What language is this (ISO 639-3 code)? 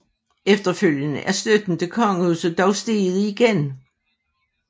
dan